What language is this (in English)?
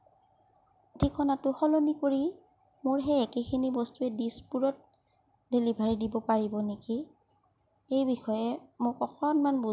Assamese